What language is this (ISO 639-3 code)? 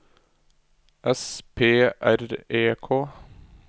nor